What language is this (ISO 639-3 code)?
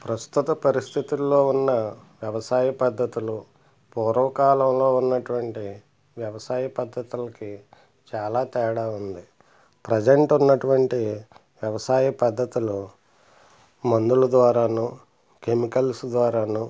tel